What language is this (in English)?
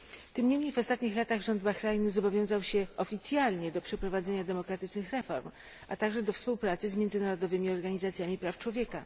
Polish